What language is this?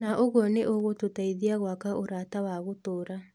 Kikuyu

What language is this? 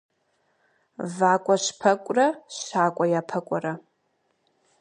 Kabardian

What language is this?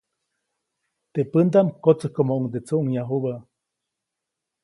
Copainalá Zoque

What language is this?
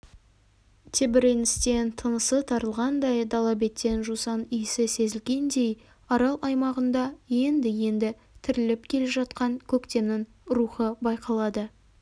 Kazakh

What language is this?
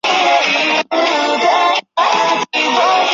Chinese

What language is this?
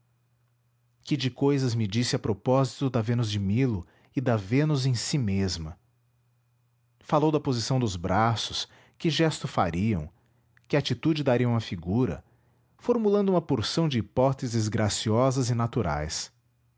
Portuguese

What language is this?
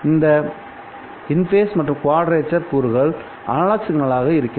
Tamil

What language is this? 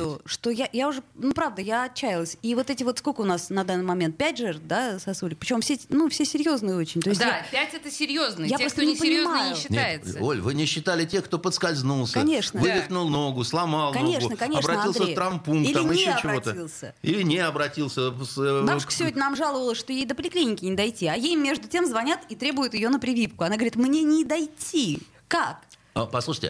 Russian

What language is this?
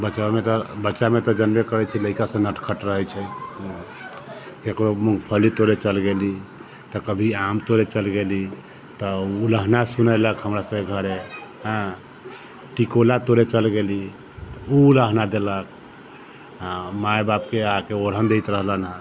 Maithili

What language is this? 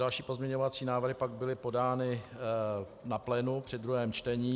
Czech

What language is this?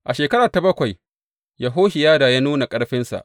Hausa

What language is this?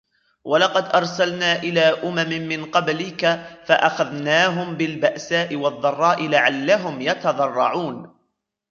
Arabic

